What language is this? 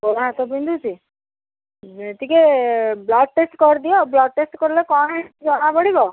Odia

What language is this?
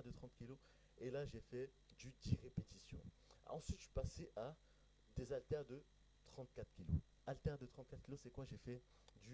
French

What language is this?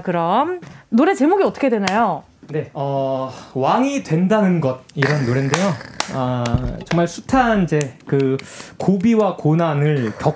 Korean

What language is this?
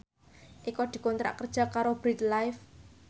Javanese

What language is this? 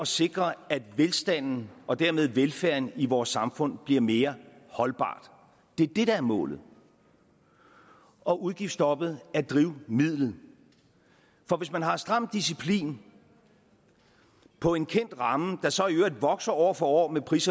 Danish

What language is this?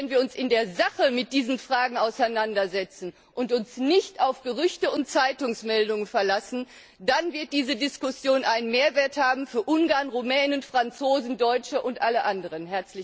German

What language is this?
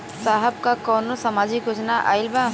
Bhojpuri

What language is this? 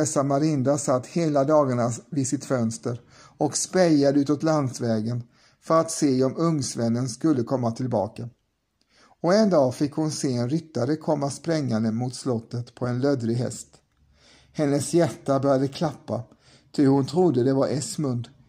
Swedish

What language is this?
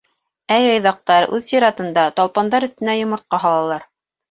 Bashkir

